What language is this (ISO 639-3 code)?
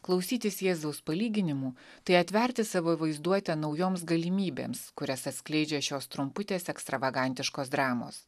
lit